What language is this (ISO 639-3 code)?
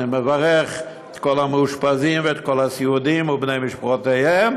heb